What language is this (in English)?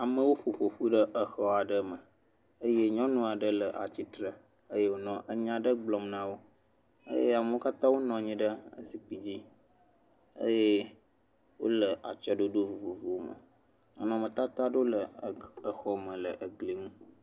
Ewe